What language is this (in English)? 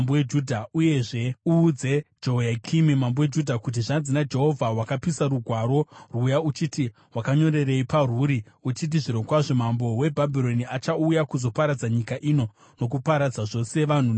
Shona